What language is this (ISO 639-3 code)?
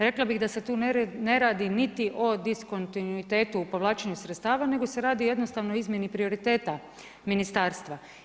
hrv